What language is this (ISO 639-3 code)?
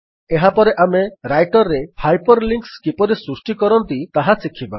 ori